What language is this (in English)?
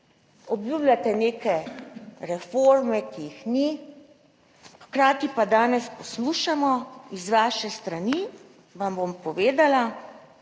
Slovenian